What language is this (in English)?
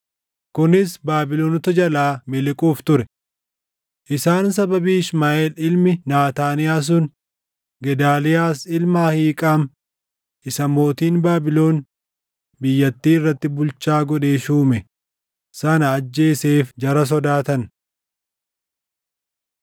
Oromo